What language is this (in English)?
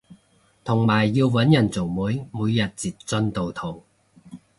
Cantonese